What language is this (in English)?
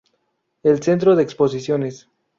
Spanish